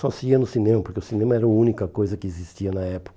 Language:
Portuguese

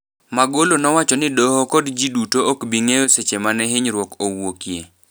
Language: Luo (Kenya and Tanzania)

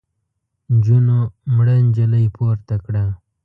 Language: Pashto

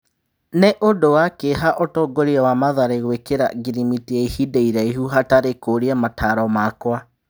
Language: Kikuyu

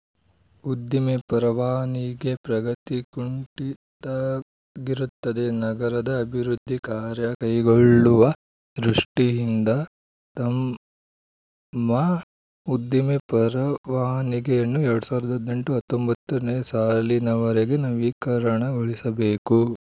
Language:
Kannada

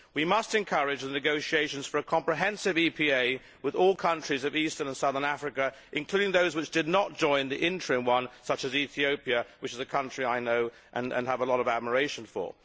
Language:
English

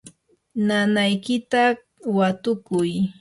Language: Yanahuanca Pasco Quechua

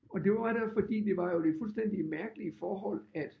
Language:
Danish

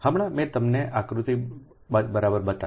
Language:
Gujarati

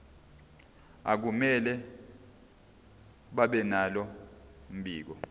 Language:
Zulu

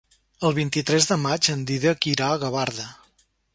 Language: Catalan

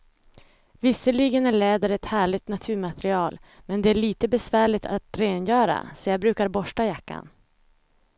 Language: Swedish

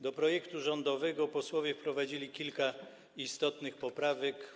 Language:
Polish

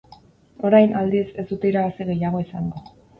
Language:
Basque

